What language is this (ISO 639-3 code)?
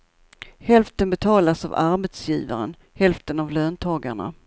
swe